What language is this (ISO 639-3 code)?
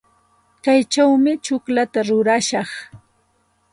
qxt